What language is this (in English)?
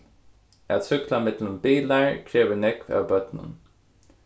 Faroese